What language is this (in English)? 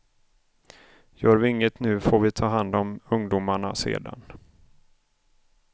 Swedish